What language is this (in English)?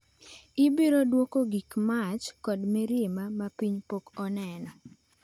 Luo (Kenya and Tanzania)